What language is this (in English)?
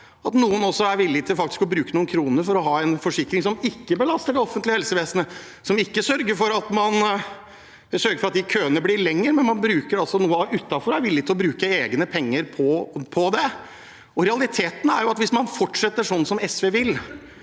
Norwegian